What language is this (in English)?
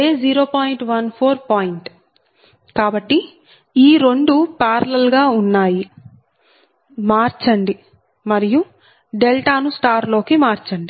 Telugu